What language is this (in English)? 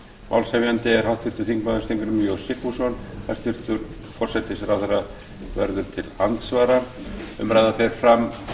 Icelandic